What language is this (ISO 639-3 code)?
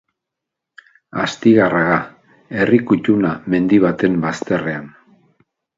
eus